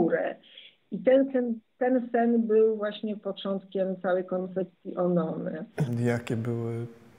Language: Polish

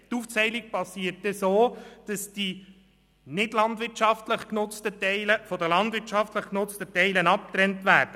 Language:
Swiss German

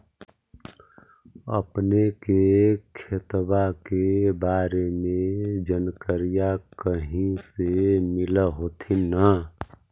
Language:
Magahi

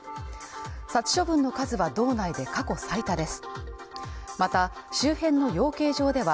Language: Japanese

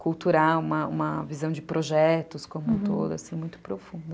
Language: Portuguese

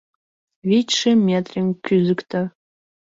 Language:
Mari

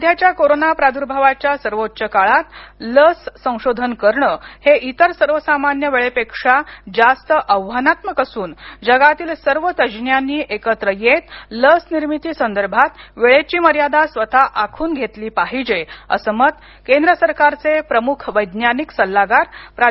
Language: Marathi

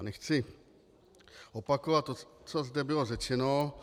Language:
Czech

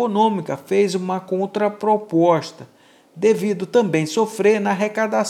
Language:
Portuguese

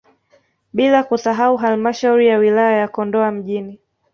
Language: Swahili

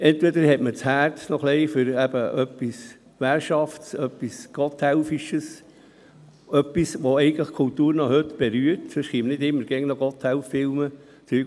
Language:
Swiss German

